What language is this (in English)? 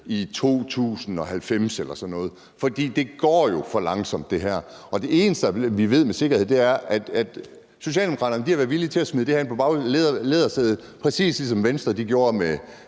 Danish